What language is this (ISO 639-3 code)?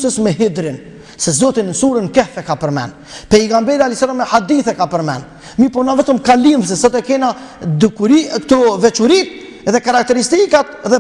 ron